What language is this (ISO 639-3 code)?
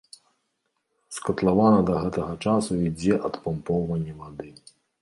bel